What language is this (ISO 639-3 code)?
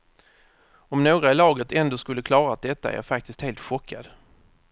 swe